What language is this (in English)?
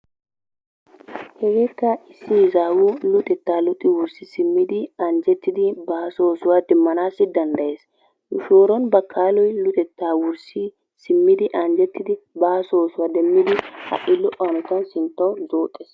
Wolaytta